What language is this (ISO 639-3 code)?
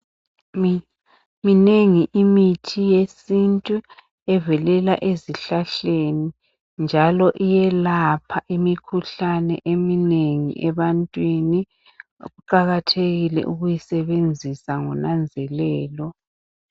nde